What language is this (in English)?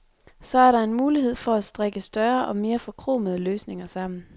Danish